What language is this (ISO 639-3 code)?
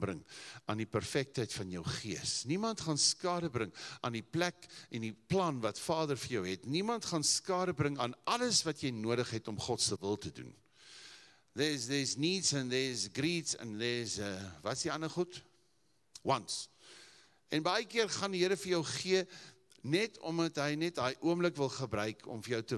eng